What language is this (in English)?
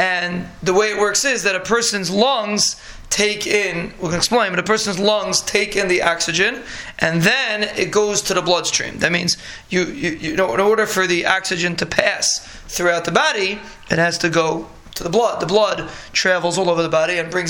English